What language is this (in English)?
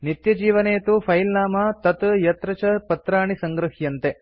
Sanskrit